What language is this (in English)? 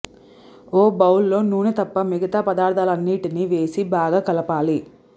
Telugu